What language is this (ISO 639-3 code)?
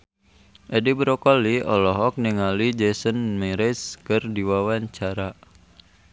sun